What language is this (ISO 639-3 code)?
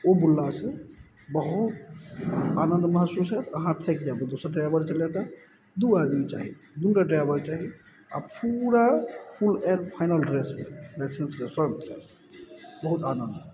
mai